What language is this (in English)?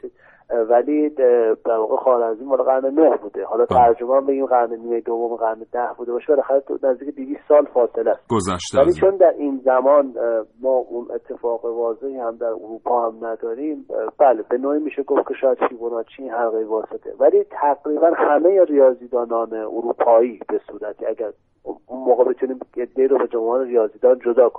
Persian